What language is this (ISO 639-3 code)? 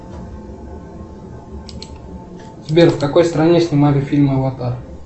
rus